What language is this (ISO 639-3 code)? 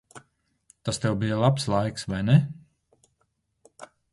lav